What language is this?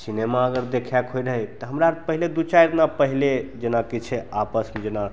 Maithili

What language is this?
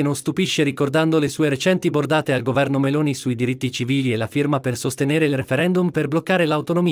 Italian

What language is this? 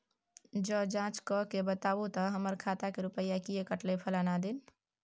Maithili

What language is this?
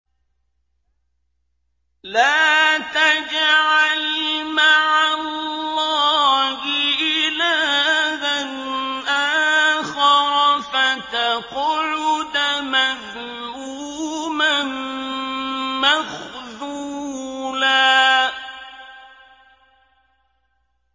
Arabic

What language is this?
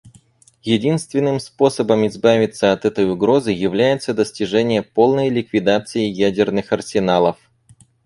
Russian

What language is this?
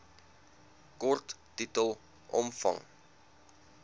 Afrikaans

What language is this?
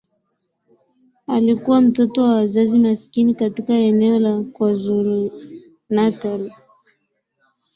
Swahili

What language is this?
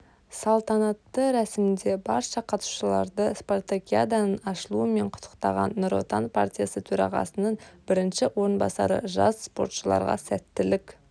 Kazakh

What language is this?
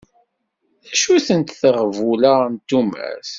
Kabyle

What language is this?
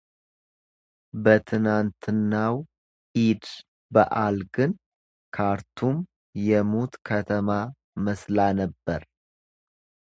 Amharic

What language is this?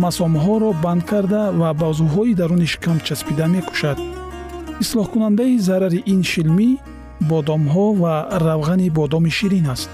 Persian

